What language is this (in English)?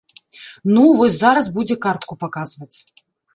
Belarusian